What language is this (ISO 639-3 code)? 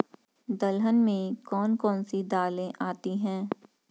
hin